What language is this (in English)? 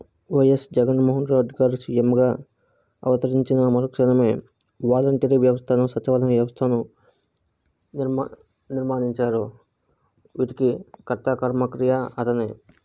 Telugu